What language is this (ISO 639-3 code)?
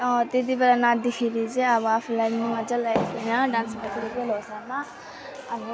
nep